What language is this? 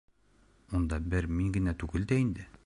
Bashkir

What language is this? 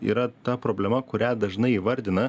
Lithuanian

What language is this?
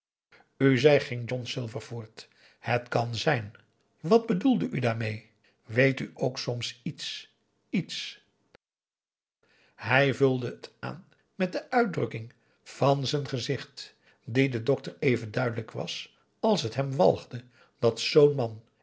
Dutch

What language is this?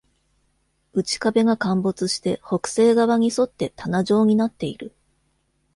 Japanese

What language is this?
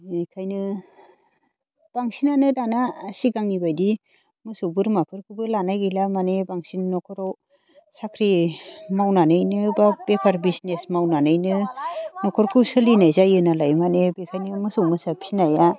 Bodo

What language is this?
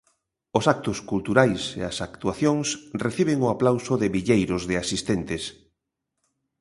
Galician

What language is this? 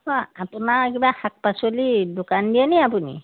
Assamese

